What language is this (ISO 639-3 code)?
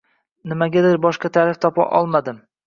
uzb